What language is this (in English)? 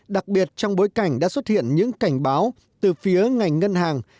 Vietnamese